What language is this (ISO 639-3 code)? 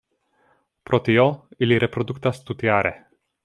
epo